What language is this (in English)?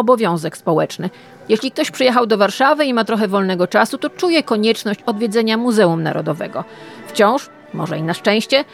Polish